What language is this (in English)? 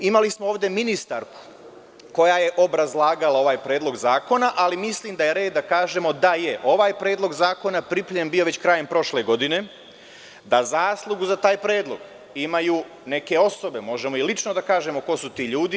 Serbian